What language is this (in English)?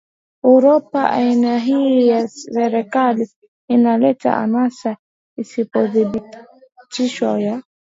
Swahili